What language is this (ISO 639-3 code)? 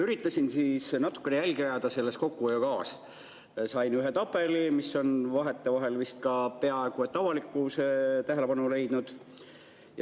est